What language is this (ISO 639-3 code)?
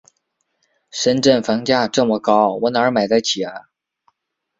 zho